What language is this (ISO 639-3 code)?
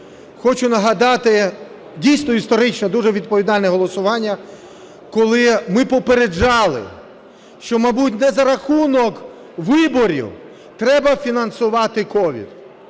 ukr